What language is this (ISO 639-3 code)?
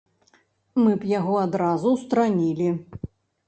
bel